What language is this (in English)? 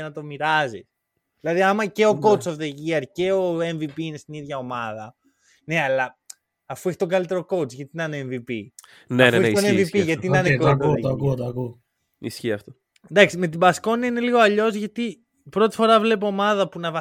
Greek